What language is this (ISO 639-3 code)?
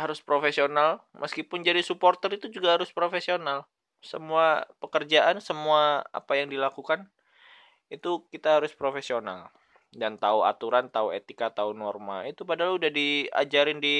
ind